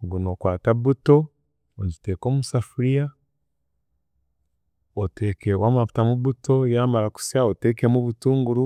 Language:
Chiga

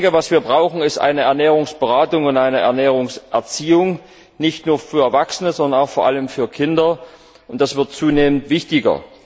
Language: German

